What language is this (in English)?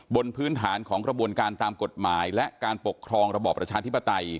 Thai